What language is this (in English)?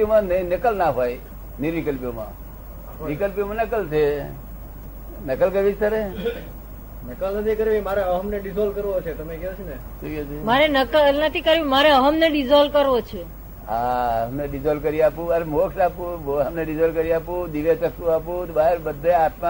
Gujarati